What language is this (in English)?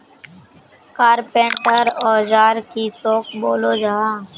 Magahi